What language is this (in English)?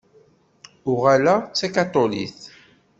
Kabyle